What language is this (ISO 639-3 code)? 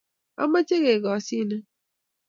kln